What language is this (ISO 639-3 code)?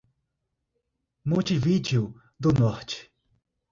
por